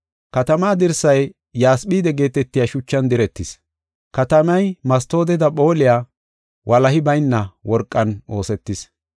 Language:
Gofa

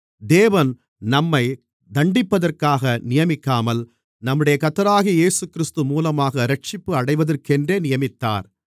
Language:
Tamil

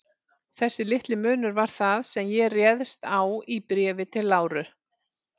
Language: Icelandic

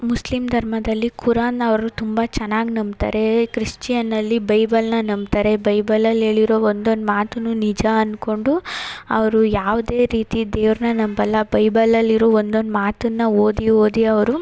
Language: Kannada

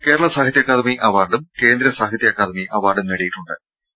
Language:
Malayalam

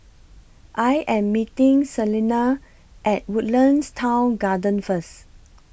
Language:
English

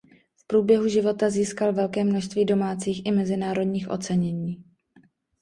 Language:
Czech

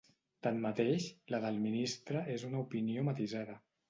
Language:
Catalan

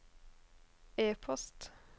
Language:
Norwegian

